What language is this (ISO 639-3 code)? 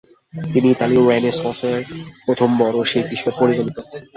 ben